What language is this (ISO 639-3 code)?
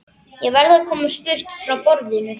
isl